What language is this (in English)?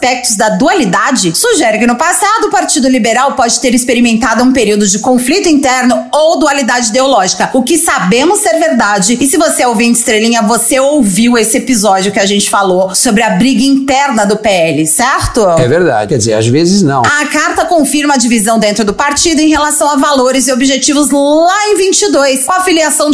Portuguese